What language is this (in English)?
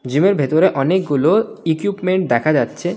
Bangla